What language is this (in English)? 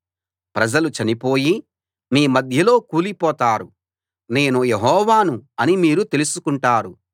Telugu